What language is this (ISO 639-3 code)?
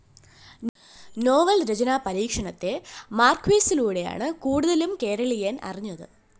mal